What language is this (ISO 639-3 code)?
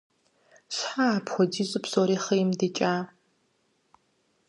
kbd